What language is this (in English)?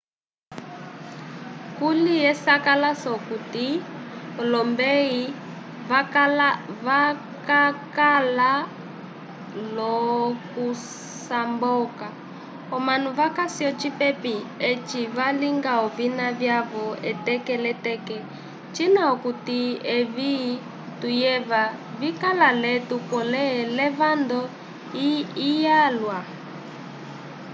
Umbundu